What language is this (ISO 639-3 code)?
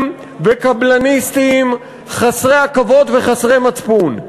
heb